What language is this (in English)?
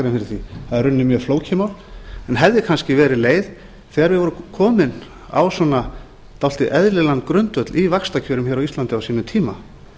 Icelandic